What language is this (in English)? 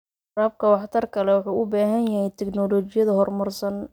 Somali